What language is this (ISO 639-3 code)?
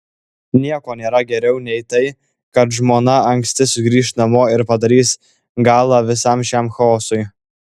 lit